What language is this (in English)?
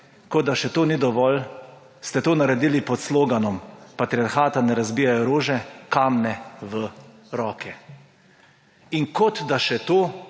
Slovenian